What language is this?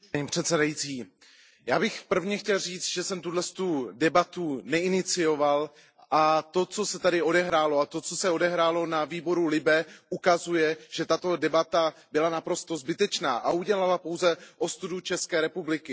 Czech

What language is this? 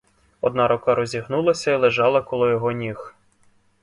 Ukrainian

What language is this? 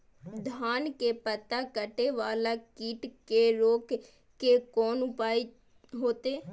Maithili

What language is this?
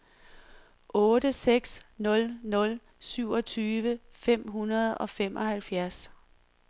Danish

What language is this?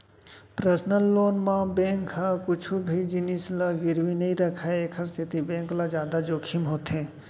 Chhattisgarhi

